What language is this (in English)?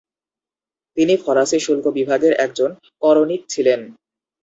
Bangla